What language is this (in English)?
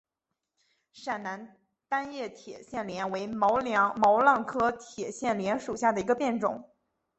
Chinese